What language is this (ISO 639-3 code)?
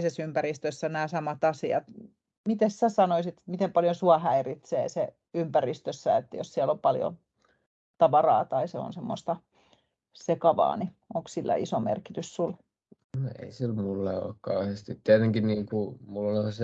fin